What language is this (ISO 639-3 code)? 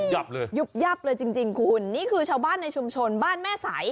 tha